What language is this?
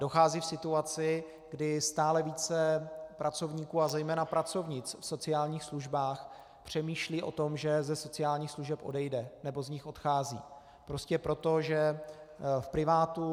Czech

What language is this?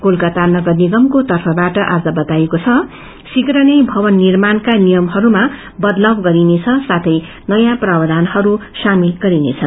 Nepali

